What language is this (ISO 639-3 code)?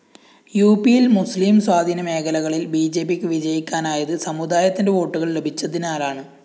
mal